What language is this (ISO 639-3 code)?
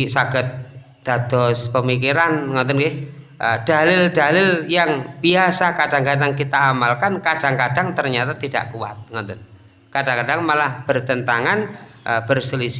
ind